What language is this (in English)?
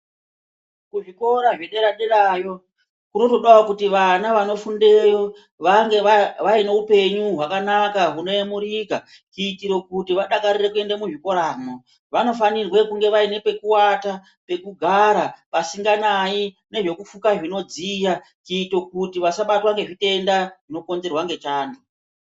Ndau